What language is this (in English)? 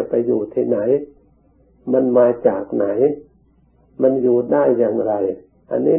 Thai